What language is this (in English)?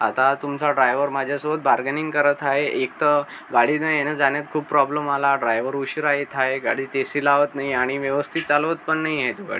Marathi